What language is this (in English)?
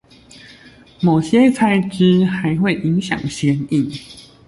Chinese